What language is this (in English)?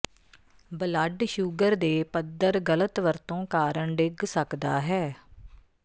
Punjabi